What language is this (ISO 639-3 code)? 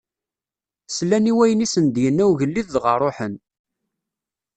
kab